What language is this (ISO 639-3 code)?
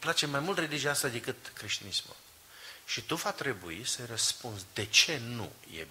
ron